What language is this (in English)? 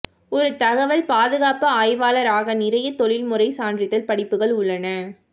Tamil